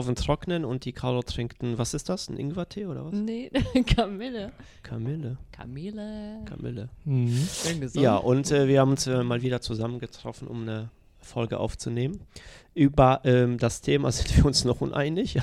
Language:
German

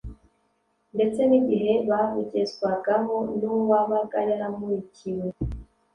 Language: Kinyarwanda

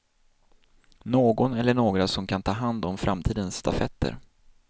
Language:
Swedish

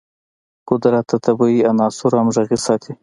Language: Pashto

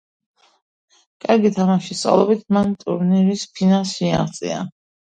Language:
Georgian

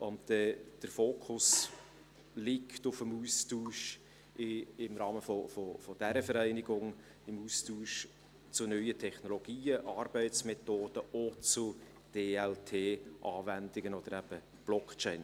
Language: Swiss German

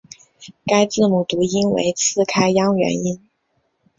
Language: Chinese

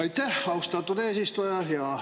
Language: Estonian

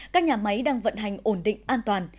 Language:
Vietnamese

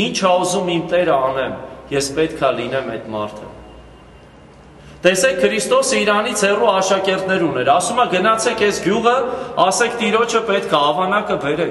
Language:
Romanian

